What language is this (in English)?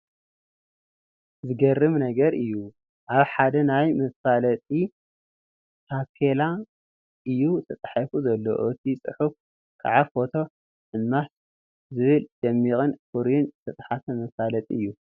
Tigrinya